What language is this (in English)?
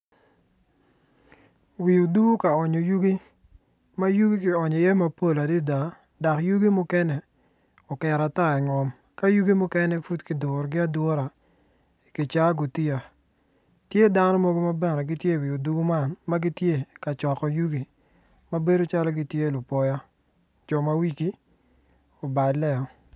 Acoli